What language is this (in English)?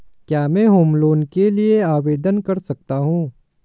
Hindi